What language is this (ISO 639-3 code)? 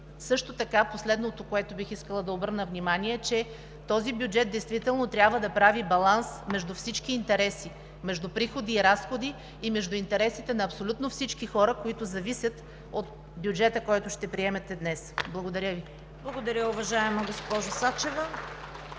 bul